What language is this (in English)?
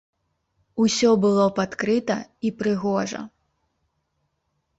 Belarusian